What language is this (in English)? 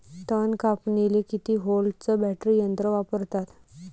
Marathi